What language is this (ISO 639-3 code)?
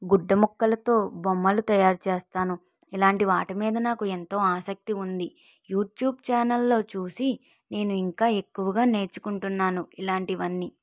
tel